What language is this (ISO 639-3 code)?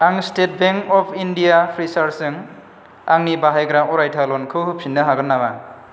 brx